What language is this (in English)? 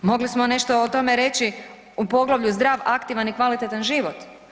Croatian